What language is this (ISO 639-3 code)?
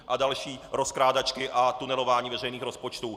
ces